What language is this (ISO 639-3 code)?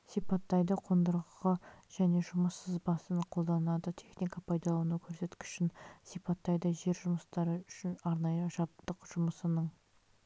kaz